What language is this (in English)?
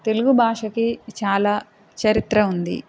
Telugu